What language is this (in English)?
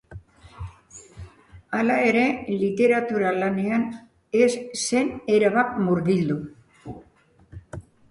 Basque